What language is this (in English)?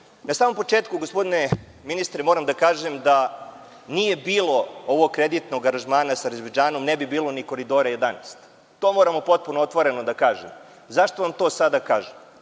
Serbian